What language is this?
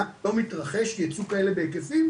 Hebrew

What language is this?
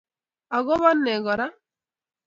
Kalenjin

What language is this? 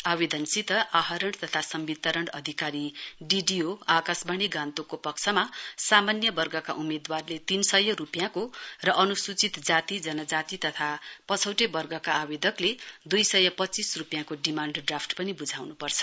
Nepali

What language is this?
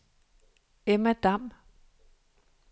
Danish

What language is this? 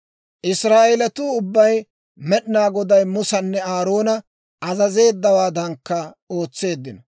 Dawro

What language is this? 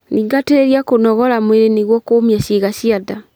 Kikuyu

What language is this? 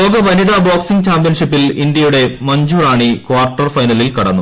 Malayalam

